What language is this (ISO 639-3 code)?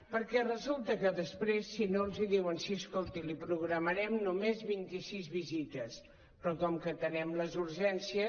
cat